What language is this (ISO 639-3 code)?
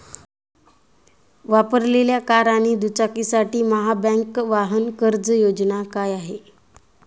mar